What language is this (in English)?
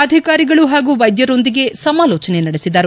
Kannada